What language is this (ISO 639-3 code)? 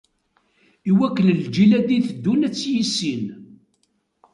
kab